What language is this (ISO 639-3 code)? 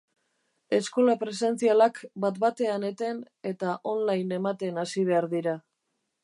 eus